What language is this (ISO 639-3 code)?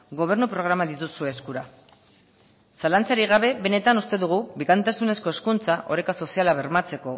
eus